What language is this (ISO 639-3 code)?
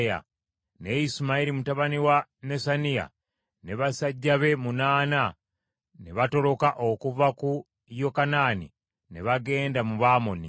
lug